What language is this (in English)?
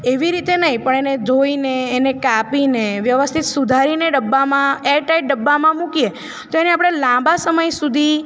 Gujarati